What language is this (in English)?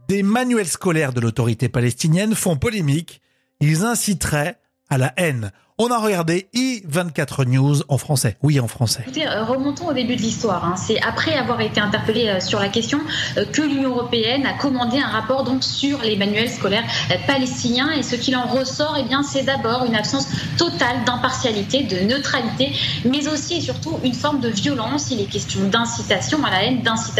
French